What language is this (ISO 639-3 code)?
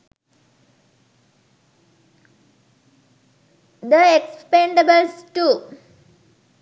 sin